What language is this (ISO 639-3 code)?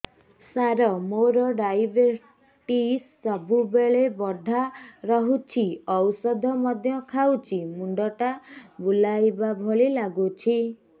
ori